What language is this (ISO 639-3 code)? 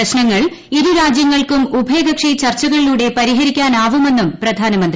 mal